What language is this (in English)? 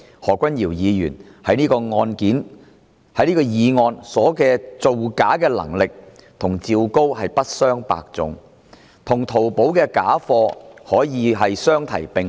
Cantonese